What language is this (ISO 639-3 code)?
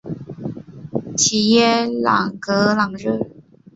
zho